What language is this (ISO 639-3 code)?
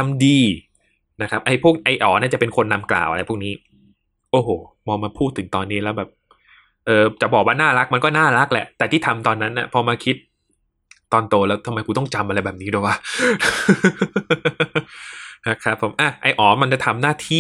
tha